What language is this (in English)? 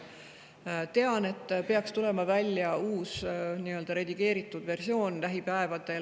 Estonian